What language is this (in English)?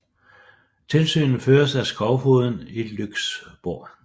Danish